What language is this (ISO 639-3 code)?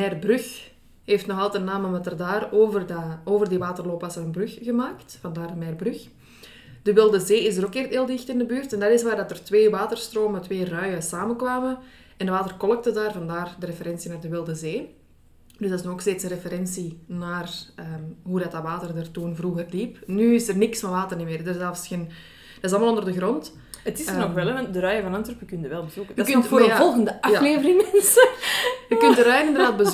nld